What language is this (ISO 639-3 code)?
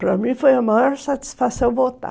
por